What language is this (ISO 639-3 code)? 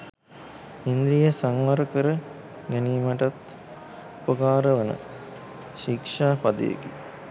sin